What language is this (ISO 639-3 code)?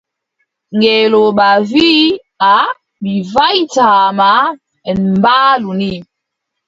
fub